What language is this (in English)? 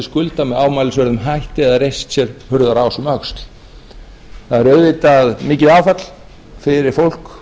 Icelandic